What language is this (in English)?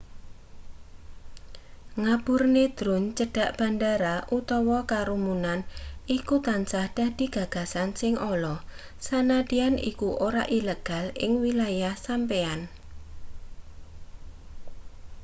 Javanese